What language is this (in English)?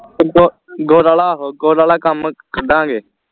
Punjabi